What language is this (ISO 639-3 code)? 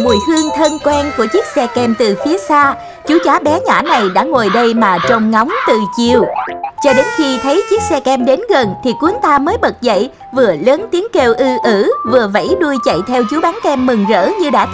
vie